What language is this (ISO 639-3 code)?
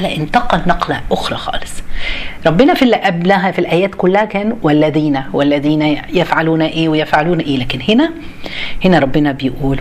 ara